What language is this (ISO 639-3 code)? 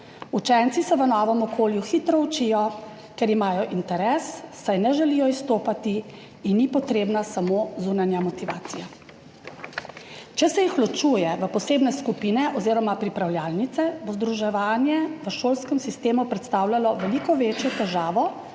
slv